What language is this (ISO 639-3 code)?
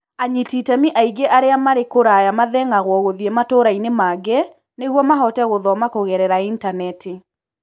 kik